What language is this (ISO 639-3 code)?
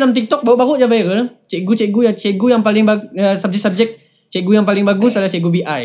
msa